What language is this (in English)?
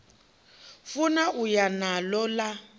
Venda